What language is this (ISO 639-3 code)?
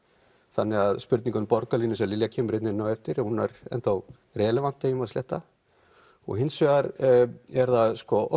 isl